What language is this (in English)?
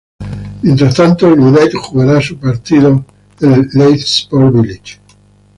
Spanish